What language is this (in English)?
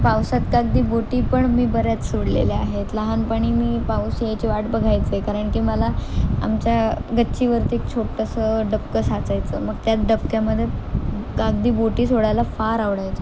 Marathi